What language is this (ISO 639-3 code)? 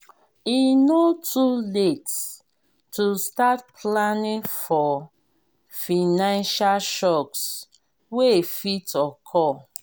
pcm